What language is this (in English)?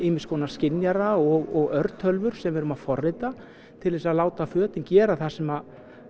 Icelandic